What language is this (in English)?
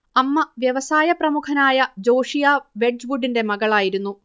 Malayalam